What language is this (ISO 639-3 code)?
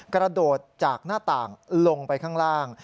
tha